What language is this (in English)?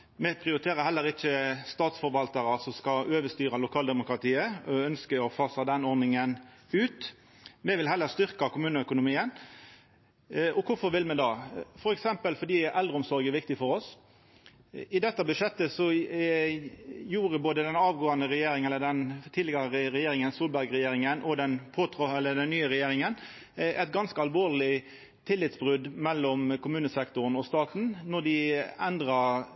Norwegian Nynorsk